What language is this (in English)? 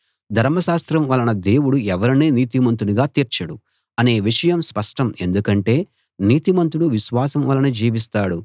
Telugu